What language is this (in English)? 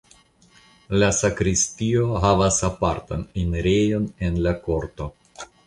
Esperanto